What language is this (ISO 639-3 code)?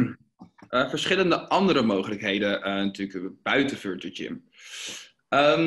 nld